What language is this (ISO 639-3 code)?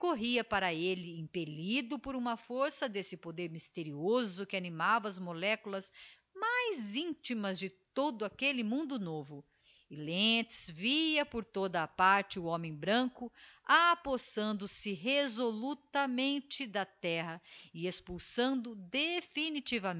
por